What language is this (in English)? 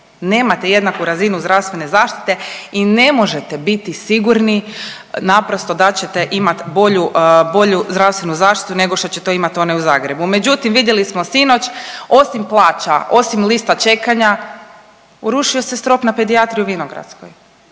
Croatian